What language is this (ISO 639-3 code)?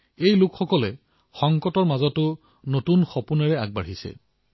asm